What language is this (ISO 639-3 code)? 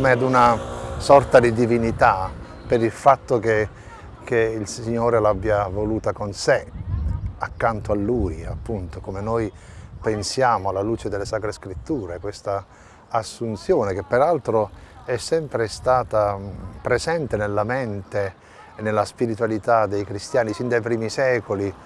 ita